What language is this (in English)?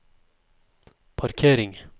Norwegian